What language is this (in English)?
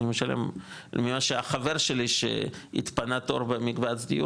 Hebrew